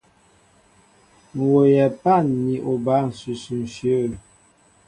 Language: Mbo (Cameroon)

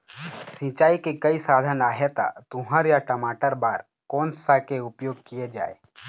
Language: Chhattisgarhi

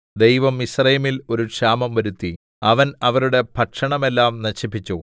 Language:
Malayalam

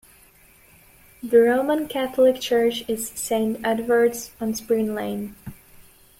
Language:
English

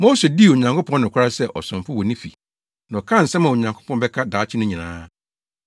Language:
Akan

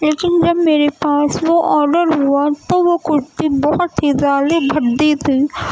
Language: Urdu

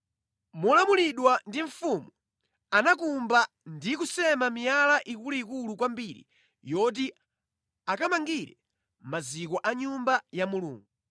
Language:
Nyanja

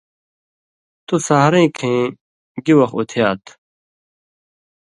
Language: Indus Kohistani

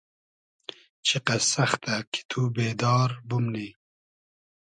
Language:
Hazaragi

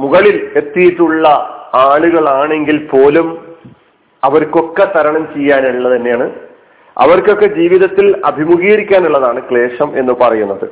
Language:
Malayalam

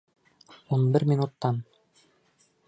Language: Bashkir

